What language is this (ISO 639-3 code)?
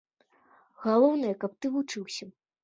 bel